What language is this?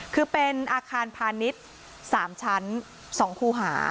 Thai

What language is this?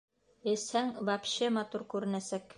Bashkir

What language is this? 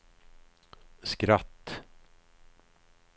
Swedish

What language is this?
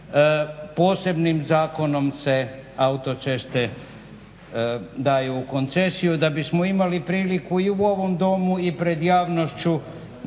Croatian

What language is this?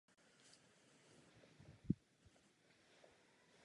Czech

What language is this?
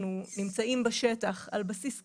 Hebrew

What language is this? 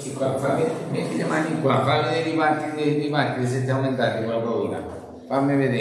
Italian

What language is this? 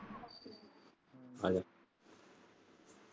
Punjabi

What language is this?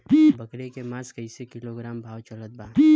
Bhojpuri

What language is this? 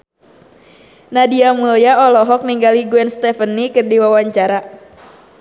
Sundanese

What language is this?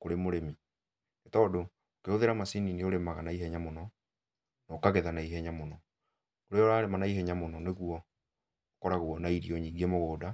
Kikuyu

